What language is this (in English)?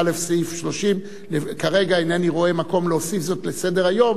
Hebrew